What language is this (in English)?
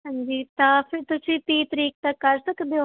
Punjabi